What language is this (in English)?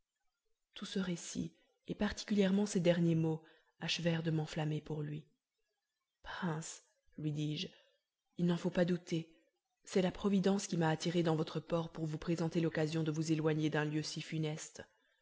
French